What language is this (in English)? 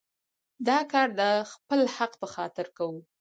Pashto